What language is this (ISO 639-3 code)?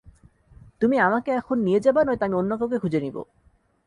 ben